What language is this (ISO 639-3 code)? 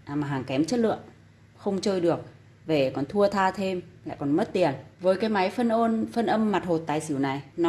vie